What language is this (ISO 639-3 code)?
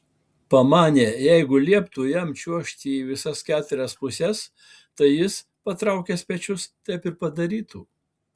lit